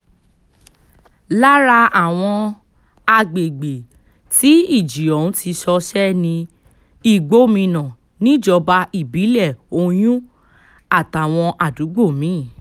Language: Yoruba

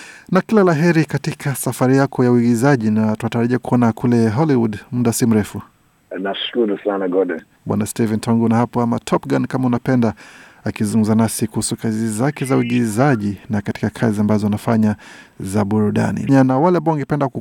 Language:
Swahili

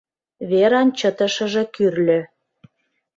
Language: Mari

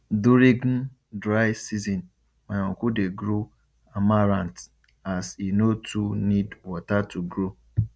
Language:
Nigerian Pidgin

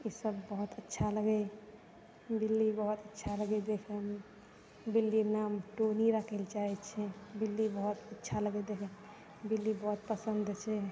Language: Maithili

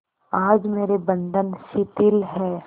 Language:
Hindi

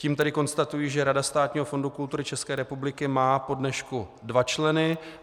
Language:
Czech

